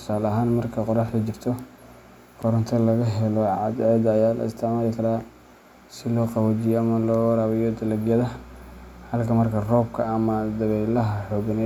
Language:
Somali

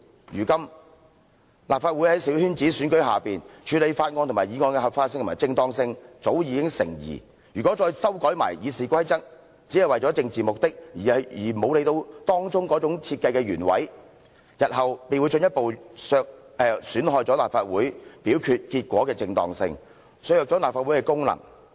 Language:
Cantonese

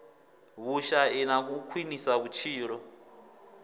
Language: Venda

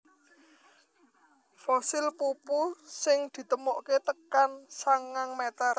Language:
Javanese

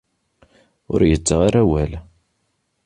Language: Kabyle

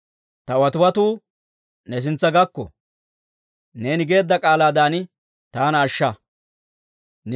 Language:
Dawro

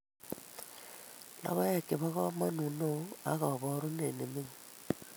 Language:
Kalenjin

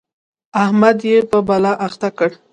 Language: Pashto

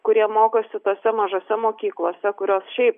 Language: Lithuanian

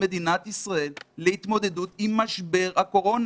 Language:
Hebrew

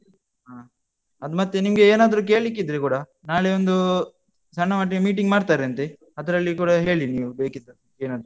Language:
Kannada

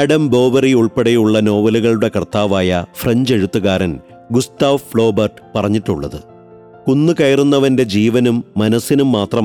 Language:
Malayalam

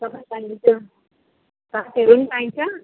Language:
Nepali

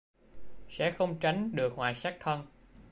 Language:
Vietnamese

